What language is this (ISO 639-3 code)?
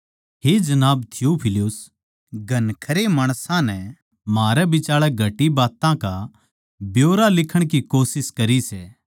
bgc